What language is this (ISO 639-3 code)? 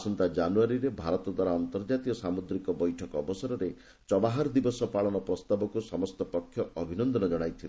ori